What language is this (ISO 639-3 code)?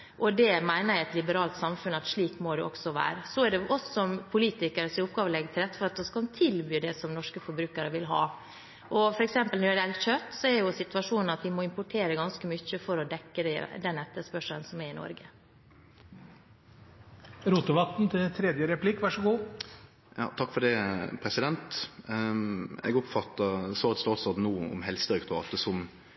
nor